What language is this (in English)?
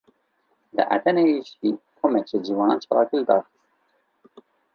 Kurdish